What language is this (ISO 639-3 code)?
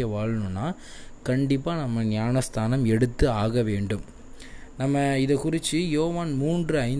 tam